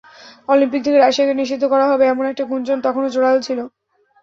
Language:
Bangla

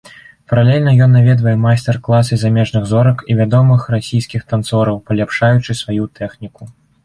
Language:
Belarusian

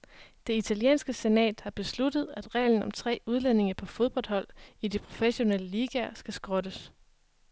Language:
Danish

